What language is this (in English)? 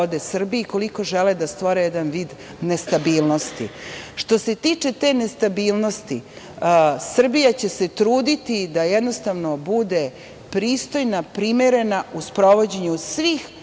Serbian